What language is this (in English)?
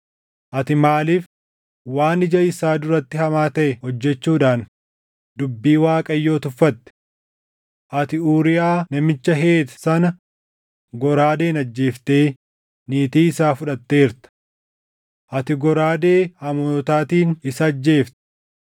Oromo